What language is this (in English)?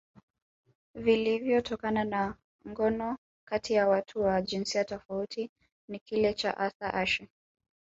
Swahili